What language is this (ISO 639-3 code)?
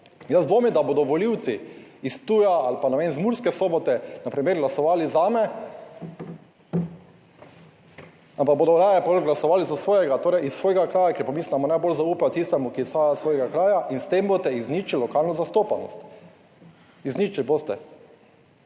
slv